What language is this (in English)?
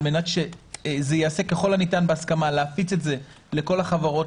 Hebrew